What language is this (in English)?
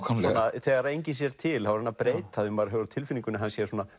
Icelandic